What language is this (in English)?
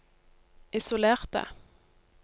Norwegian